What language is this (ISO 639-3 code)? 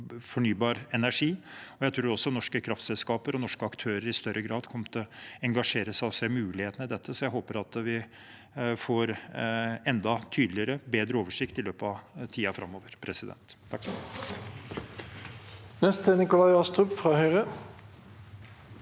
nor